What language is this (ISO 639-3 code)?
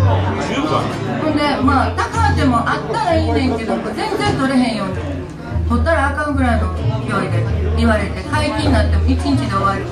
jpn